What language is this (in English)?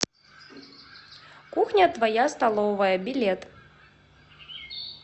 Russian